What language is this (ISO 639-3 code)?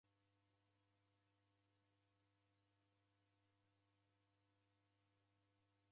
dav